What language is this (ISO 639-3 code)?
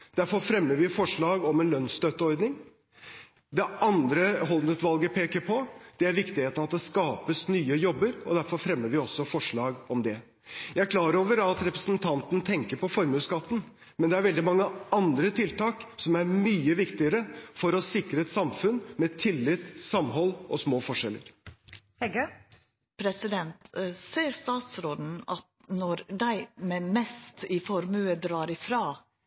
nor